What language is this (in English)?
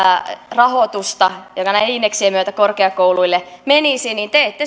Finnish